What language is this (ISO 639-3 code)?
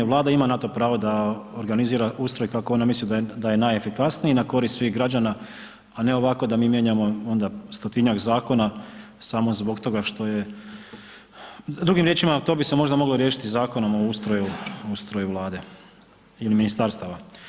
hrv